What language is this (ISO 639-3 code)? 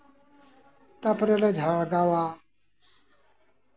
sat